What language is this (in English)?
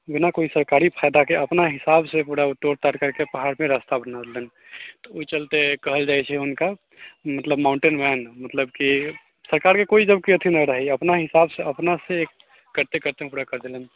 Maithili